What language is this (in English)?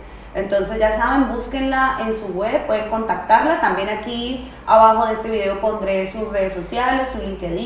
Spanish